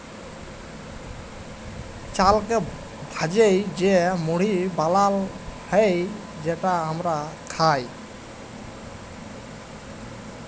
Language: Bangla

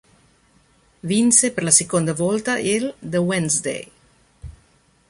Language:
Italian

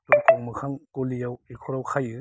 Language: Bodo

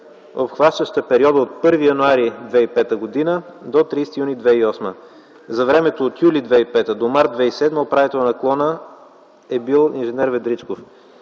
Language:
Bulgarian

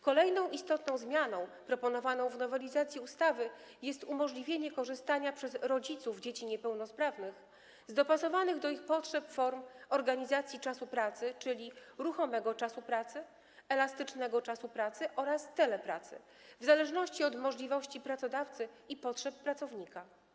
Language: Polish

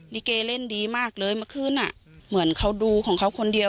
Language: Thai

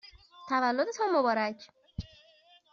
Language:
Persian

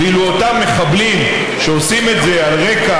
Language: Hebrew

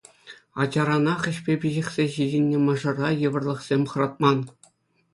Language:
Chuvash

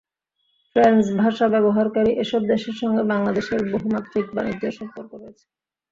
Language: Bangla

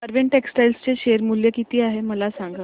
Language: Marathi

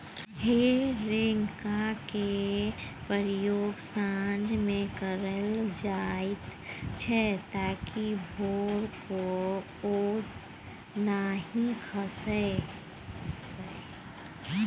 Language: Maithili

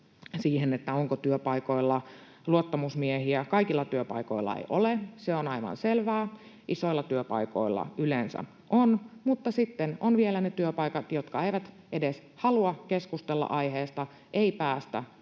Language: Finnish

